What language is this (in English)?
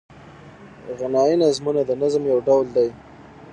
Pashto